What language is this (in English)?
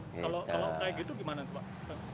Indonesian